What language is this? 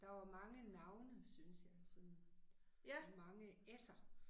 Danish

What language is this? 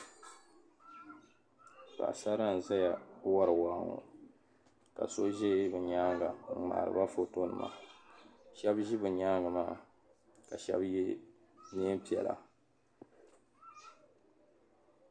Dagbani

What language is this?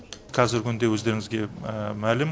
Kazakh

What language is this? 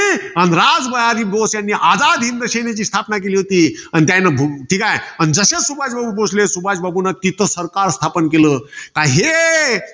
Marathi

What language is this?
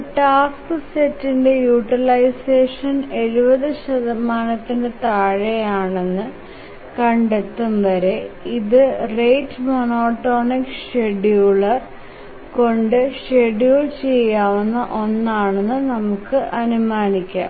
Malayalam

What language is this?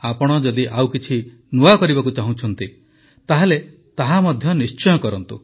Odia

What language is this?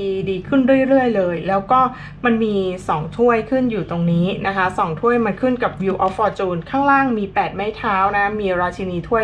Thai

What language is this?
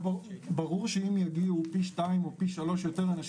Hebrew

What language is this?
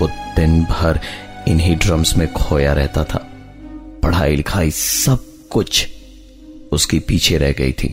Hindi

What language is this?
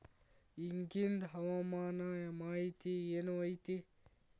Kannada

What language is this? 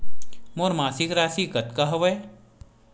Chhattisgarhi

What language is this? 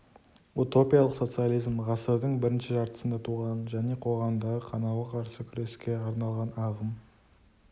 Kazakh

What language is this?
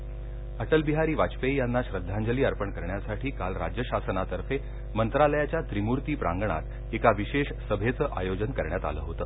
Marathi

